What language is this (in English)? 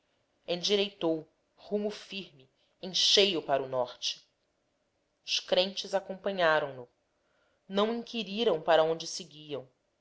Portuguese